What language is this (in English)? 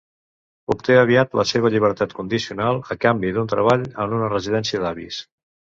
Catalan